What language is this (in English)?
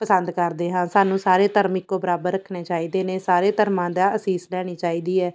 Punjabi